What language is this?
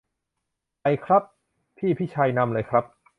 Thai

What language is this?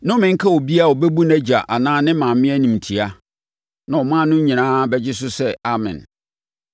Akan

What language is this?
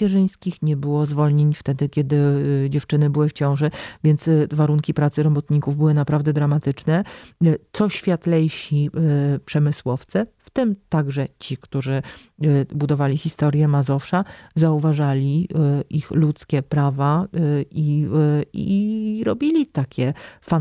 Polish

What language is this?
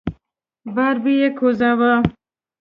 Pashto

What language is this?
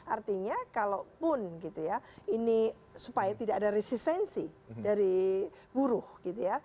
Indonesian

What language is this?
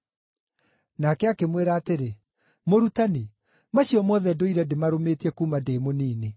Kikuyu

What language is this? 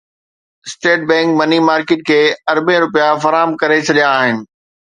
Sindhi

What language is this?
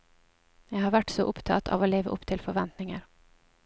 Norwegian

